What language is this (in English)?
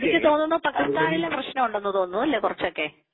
Malayalam